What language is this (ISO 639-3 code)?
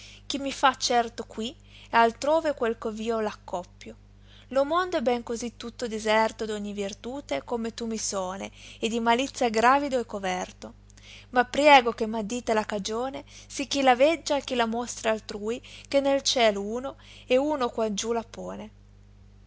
ita